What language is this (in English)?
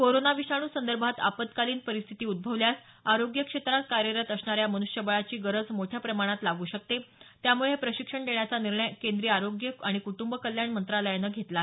Marathi